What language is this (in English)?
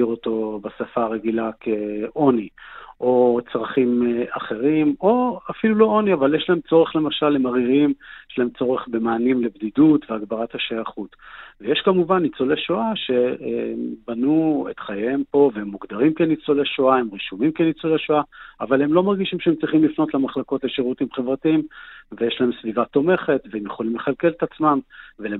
Hebrew